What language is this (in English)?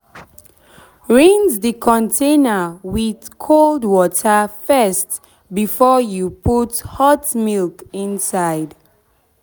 Nigerian Pidgin